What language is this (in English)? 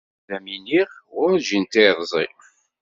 Kabyle